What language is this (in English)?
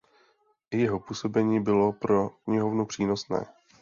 Czech